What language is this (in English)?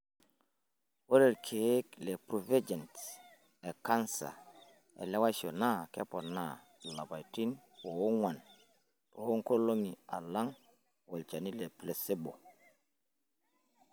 Masai